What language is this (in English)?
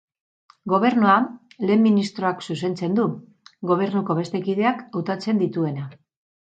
Basque